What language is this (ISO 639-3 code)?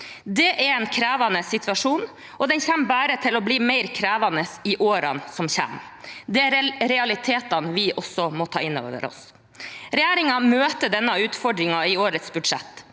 nor